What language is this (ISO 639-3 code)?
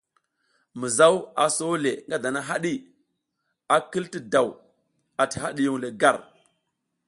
giz